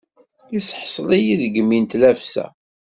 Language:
Kabyle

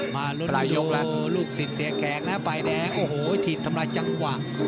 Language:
Thai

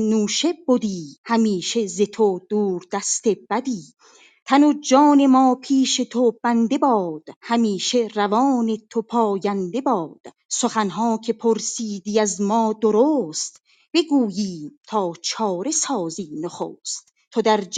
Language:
Persian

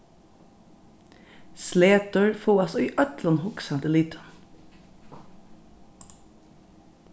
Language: Faroese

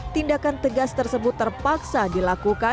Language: Indonesian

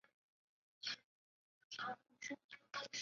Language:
Chinese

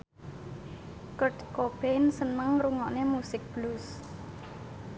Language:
Javanese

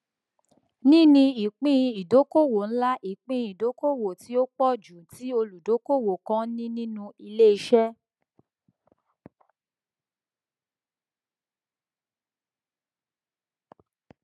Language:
Yoruba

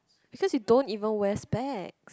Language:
English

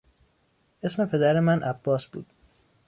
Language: Persian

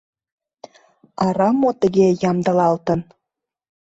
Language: Mari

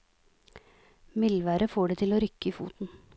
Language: Norwegian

